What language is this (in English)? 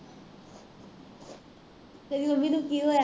Punjabi